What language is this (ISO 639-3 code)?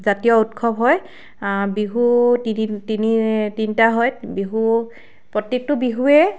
asm